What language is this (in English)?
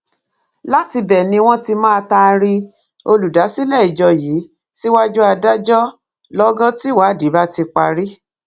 Yoruba